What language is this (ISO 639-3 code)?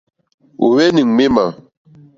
bri